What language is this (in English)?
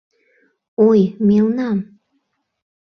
Mari